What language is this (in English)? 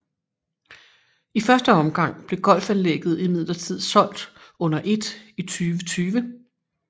Danish